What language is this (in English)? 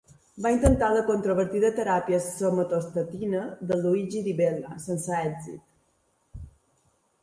Catalan